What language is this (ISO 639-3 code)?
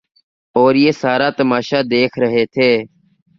urd